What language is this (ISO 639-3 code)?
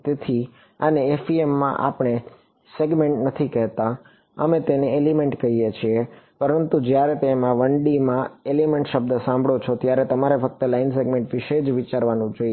guj